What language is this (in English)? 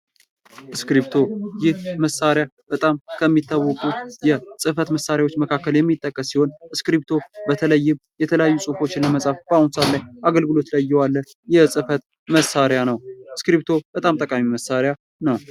Amharic